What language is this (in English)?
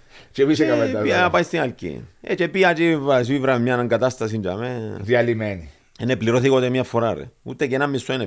Greek